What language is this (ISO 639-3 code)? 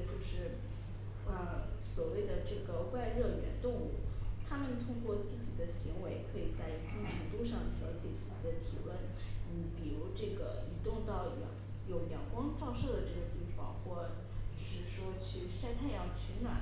zho